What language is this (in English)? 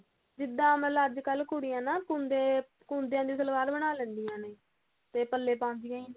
Punjabi